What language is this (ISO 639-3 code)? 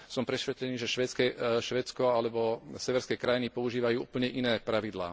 slk